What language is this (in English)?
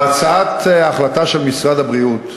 Hebrew